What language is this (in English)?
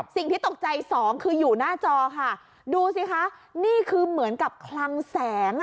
Thai